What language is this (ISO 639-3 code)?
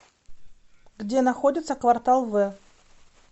rus